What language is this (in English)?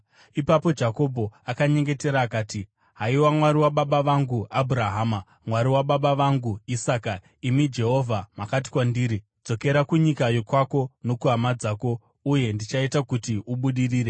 Shona